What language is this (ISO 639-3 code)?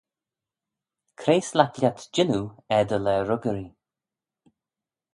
glv